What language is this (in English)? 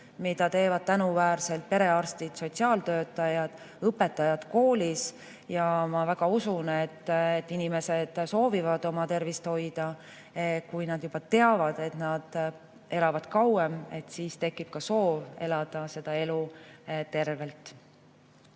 Estonian